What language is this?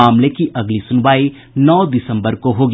Hindi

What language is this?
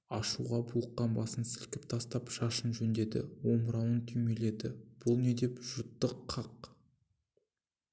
Kazakh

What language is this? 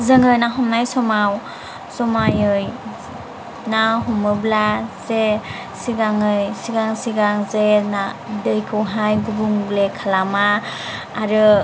Bodo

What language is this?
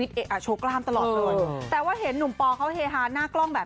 Thai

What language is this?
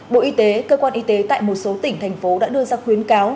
Vietnamese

